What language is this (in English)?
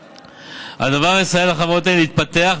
Hebrew